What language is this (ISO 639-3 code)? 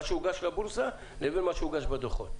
heb